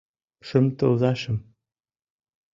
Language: Mari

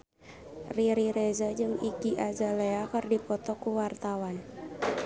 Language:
Sundanese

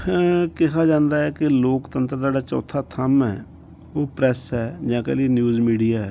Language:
Punjabi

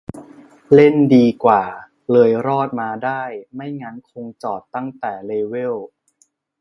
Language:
Thai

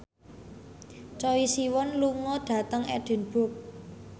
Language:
Javanese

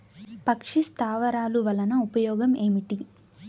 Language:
Telugu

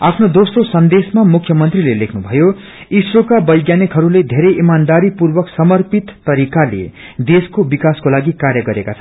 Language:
Nepali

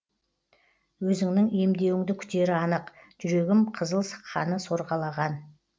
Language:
Kazakh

